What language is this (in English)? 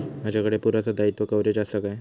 Marathi